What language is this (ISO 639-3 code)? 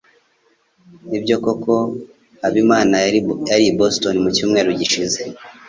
kin